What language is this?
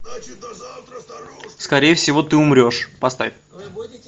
Russian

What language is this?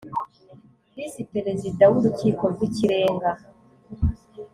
Kinyarwanda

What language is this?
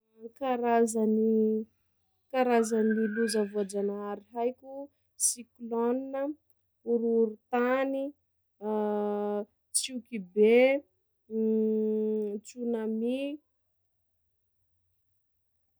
Sakalava Malagasy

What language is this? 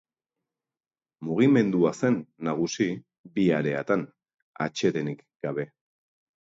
Basque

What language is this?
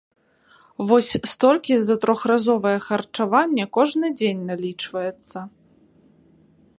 Belarusian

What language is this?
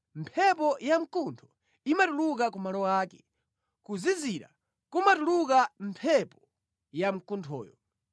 Nyanja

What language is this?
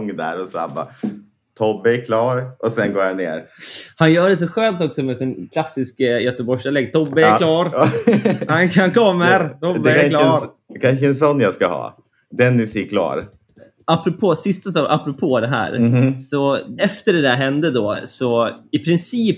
Swedish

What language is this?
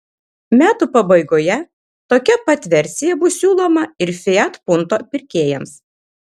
Lithuanian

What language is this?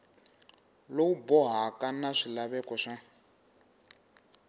Tsonga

